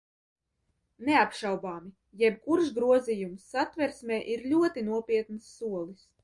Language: Latvian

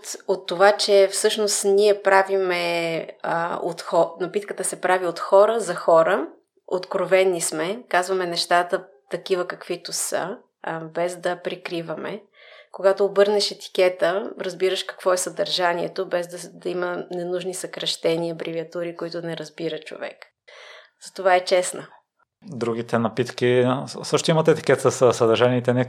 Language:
Bulgarian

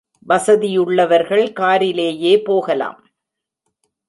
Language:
Tamil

